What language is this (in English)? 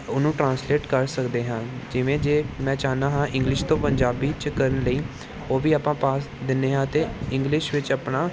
Punjabi